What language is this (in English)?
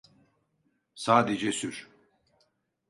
Turkish